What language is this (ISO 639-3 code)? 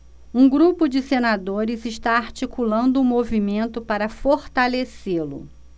por